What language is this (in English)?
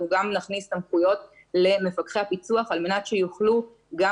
Hebrew